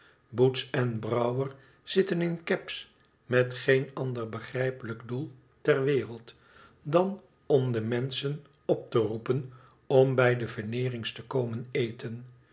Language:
Dutch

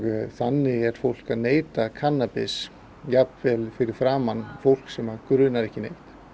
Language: Icelandic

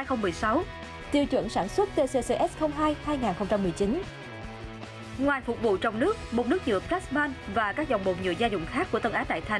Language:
Vietnamese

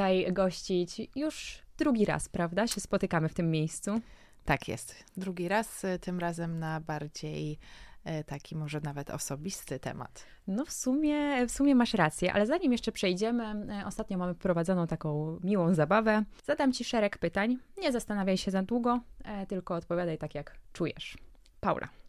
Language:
Polish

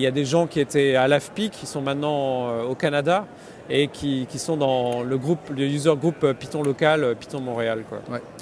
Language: French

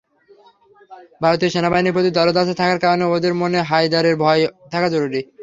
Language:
Bangla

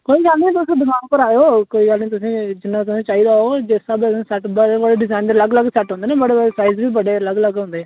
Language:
Dogri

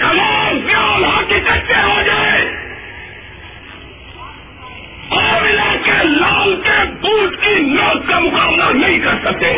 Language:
Urdu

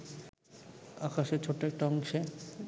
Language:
Bangla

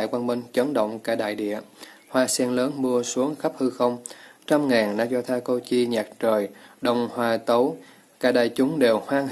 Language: Vietnamese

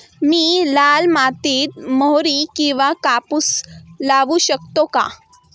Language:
Marathi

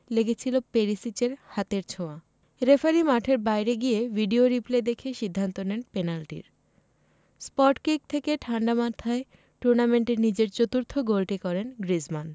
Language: Bangla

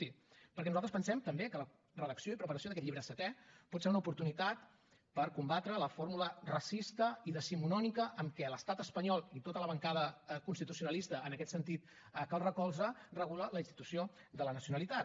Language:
Catalan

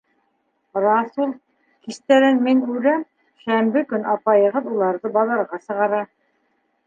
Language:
Bashkir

